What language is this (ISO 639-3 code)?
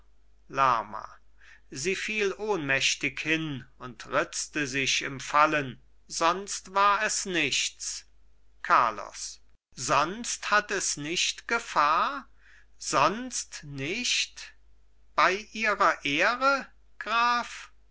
deu